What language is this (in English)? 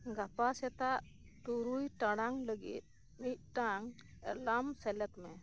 Santali